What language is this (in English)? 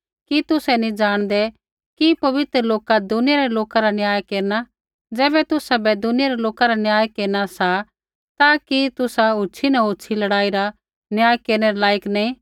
Kullu Pahari